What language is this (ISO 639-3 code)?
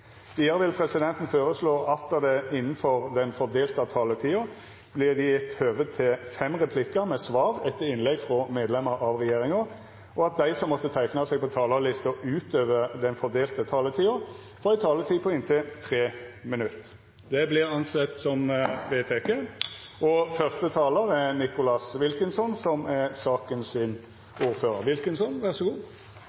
nno